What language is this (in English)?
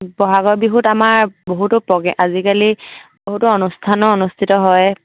Assamese